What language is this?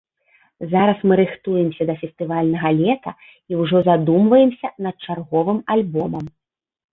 Belarusian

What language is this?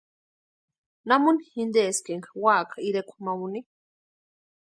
Western Highland Purepecha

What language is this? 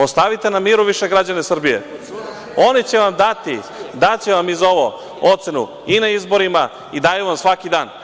Serbian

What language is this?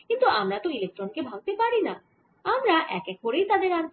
Bangla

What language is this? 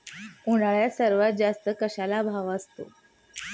Marathi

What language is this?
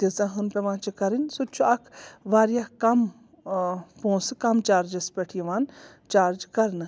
Kashmiri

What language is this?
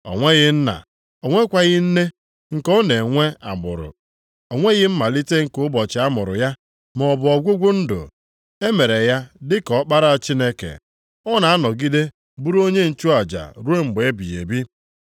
Igbo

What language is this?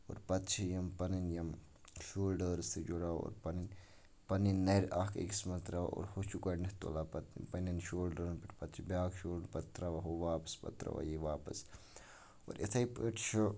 Kashmiri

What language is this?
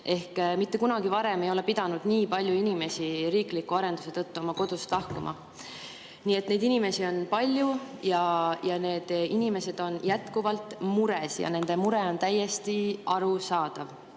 Estonian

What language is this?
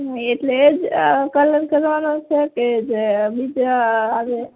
Gujarati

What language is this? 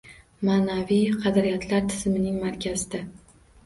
Uzbek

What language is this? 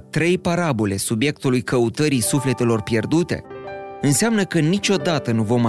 Romanian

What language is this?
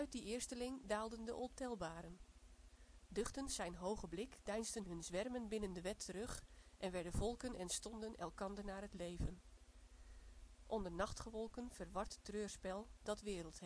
Dutch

